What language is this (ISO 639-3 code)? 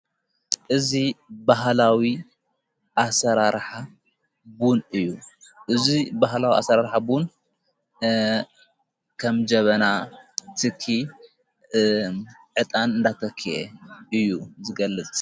tir